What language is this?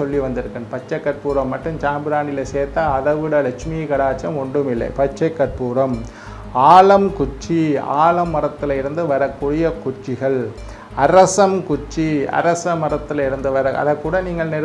Indonesian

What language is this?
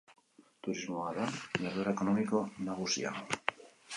Basque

